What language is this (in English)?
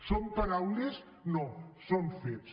Catalan